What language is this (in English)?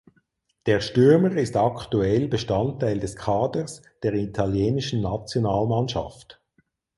German